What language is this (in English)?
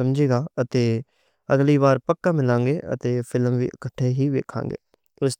Western Panjabi